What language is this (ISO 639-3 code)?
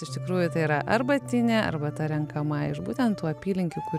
lit